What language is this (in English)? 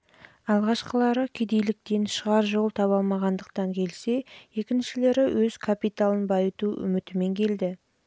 Kazakh